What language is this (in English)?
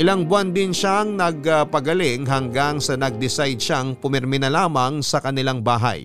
Filipino